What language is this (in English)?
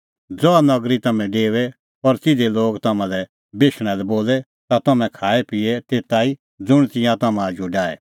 Kullu Pahari